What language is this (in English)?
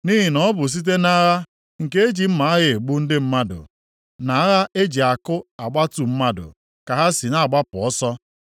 Igbo